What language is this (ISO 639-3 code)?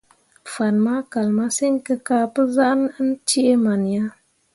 mua